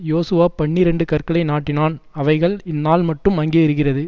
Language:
Tamil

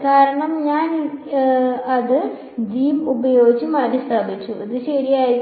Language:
Malayalam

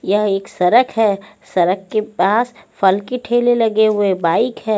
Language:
Hindi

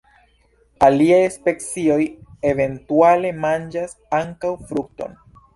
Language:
Esperanto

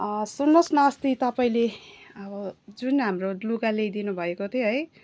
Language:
Nepali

